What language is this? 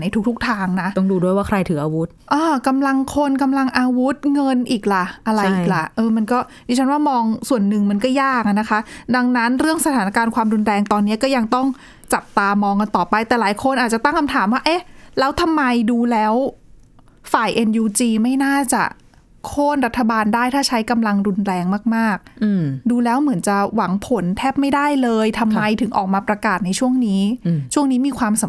Thai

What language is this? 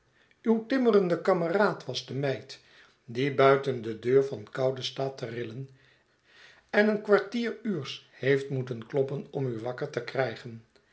Dutch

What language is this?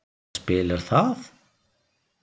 Icelandic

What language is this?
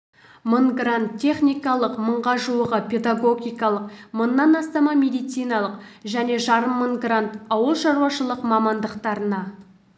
Kazakh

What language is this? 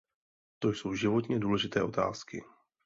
Czech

